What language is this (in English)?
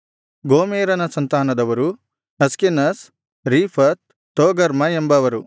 Kannada